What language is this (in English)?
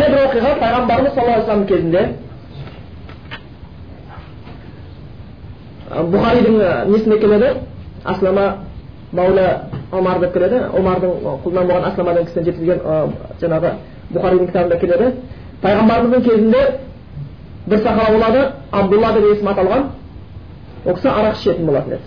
Bulgarian